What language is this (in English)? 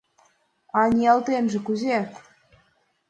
Mari